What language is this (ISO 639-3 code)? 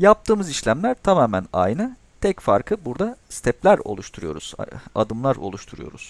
tur